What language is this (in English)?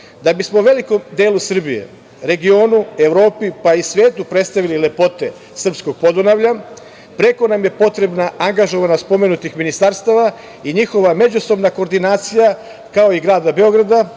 Serbian